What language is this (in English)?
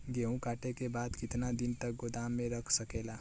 Bhojpuri